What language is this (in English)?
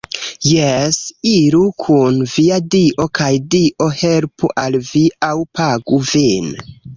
Esperanto